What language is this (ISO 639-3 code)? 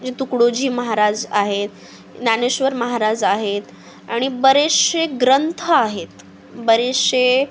mar